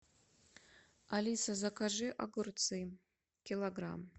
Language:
Russian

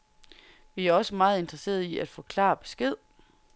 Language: Danish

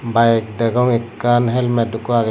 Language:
Chakma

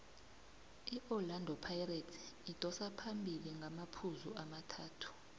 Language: South Ndebele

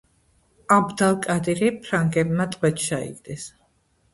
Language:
Georgian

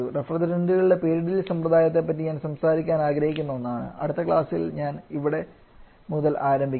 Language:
Malayalam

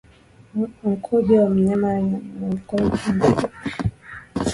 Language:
Swahili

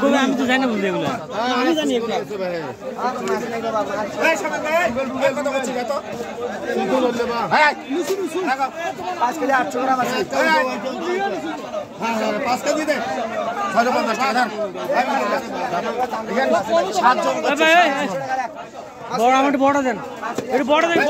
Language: Arabic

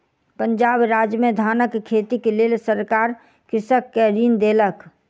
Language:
Maithili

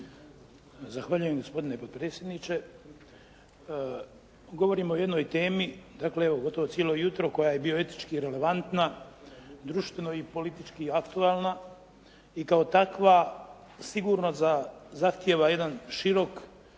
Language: Croatian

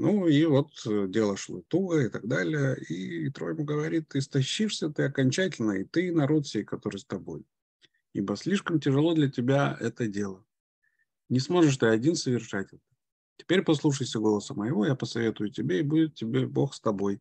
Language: Russian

